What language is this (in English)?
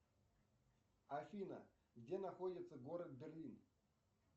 Russian